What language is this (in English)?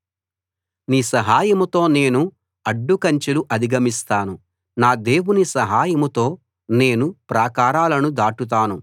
Telugu